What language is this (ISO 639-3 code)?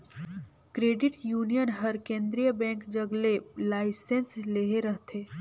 hne